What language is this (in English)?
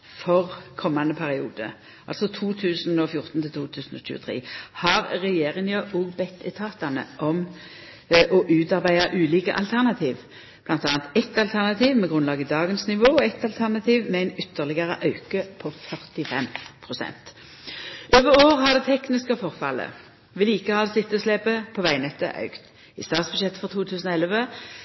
Norwegian Nynorsk